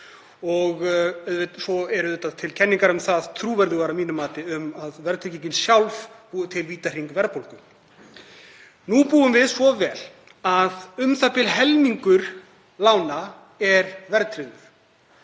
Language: Icelandic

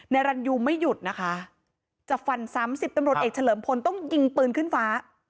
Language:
Thai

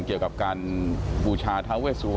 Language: Thai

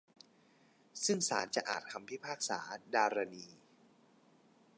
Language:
Thai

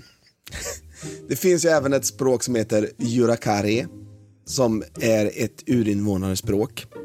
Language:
Swedish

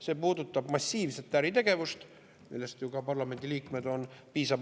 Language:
Estonian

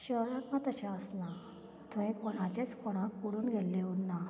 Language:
Konkani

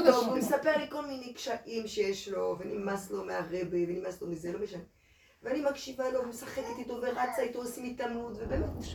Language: Hebrew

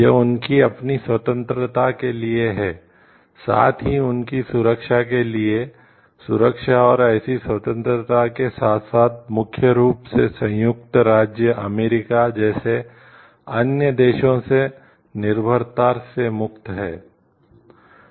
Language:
Hindi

